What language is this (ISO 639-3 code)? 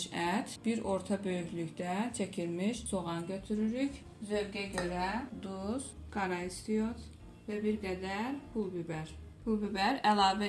aze